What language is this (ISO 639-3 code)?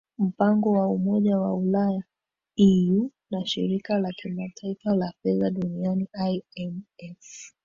swa